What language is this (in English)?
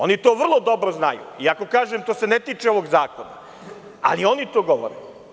Serbian